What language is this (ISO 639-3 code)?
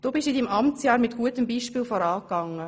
gsw